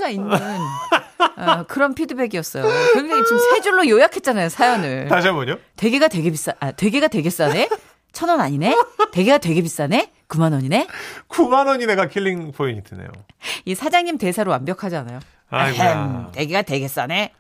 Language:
Korean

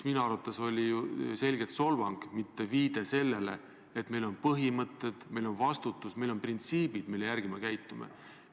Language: Estonian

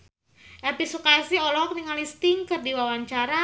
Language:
Sundanese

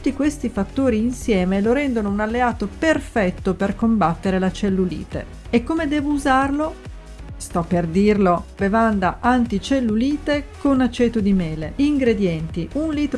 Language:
Italian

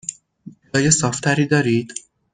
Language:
Persian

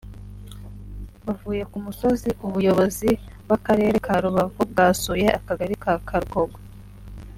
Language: Kinyarwanda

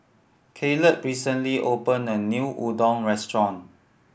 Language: English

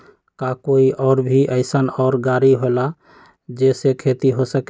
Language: Magahi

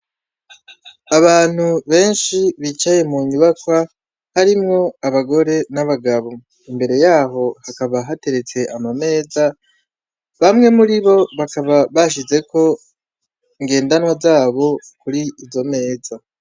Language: Rundi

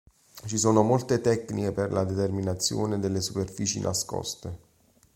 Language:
Italian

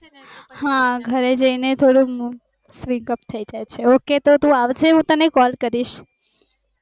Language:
Gujarati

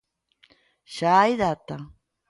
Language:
Galician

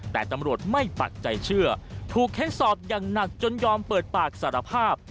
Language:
Thai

